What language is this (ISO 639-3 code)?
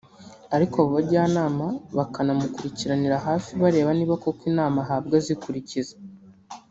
kin